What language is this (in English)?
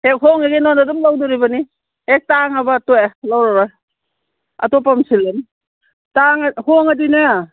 Manipuri